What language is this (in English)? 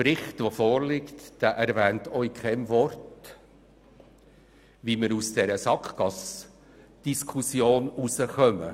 Swiss German